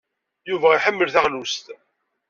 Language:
Kabyle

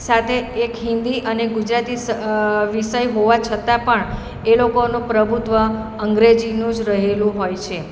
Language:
Gujarati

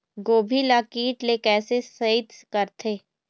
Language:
Chhattisgarhi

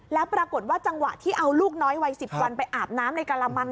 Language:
Thai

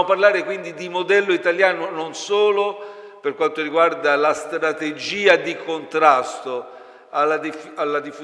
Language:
Italian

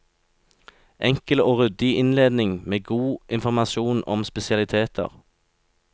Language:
Norwegian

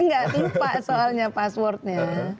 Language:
Indonesian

